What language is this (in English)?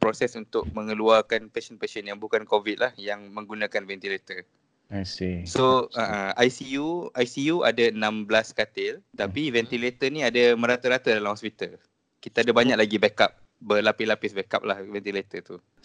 Malay